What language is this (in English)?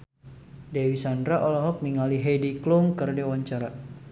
Sundanese